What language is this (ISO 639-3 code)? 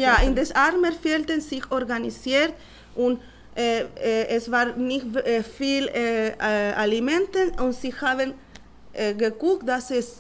deu